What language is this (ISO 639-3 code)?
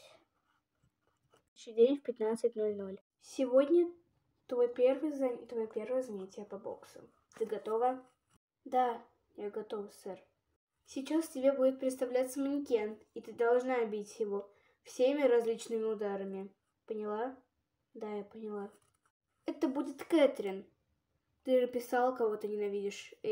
rus